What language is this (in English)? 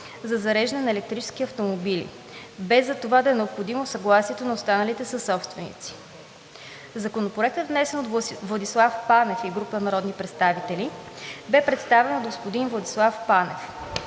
Bulgarian